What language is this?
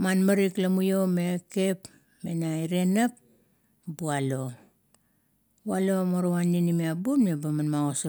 Kuot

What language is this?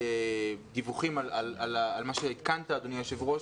Hebrew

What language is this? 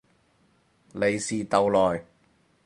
Cantonese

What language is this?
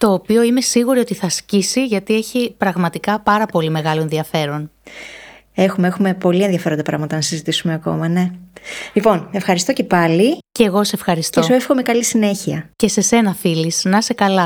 Greek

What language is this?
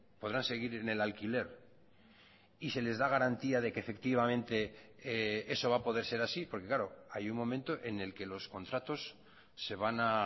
Spanish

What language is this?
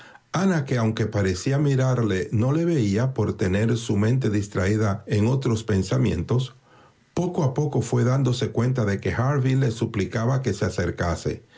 Spanish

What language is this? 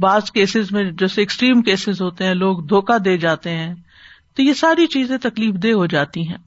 Urdu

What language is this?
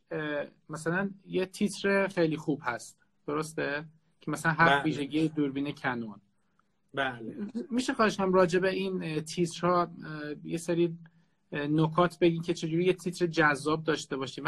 Persian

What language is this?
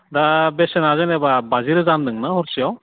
Bodo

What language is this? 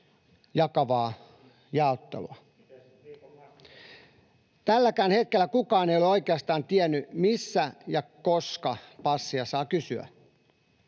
Finnish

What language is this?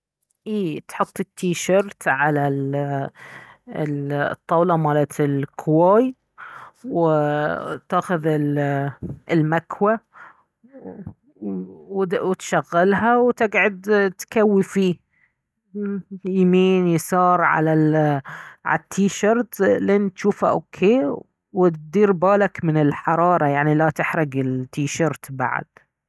Baharna Arabic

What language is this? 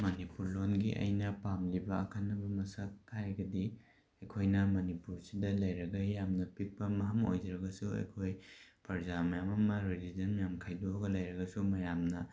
Manipuri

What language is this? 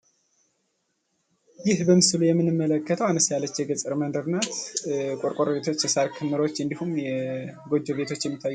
Amharic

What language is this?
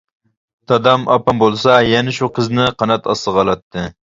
Uyghur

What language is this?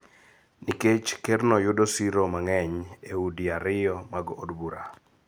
Luo (Kenya and Tanzania)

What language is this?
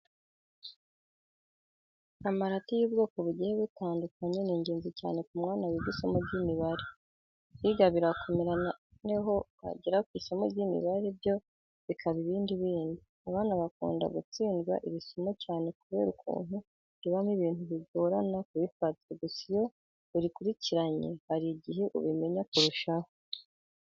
Kinyarwanda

